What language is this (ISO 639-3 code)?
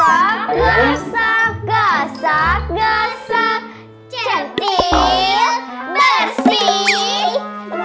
ind